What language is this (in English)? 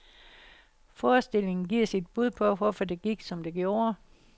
Danish